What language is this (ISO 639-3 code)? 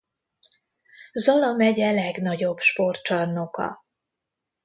hun